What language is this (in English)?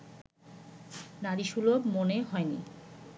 Bangla